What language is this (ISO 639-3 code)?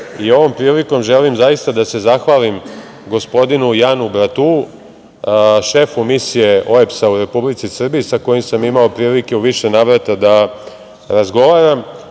srp